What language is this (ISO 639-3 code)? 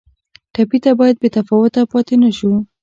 pus